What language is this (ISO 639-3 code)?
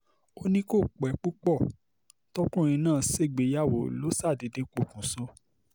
yor